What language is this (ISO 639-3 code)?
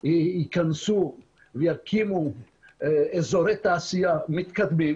heb